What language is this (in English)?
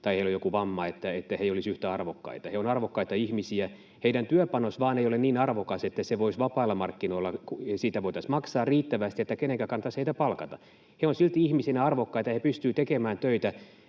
Finnish